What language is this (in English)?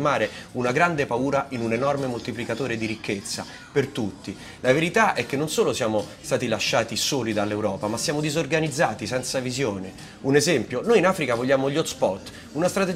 Italian